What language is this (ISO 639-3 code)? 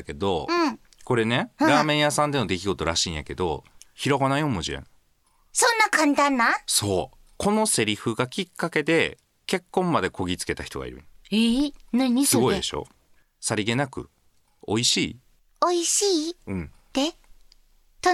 jpn